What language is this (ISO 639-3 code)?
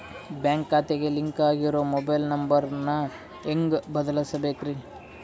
kan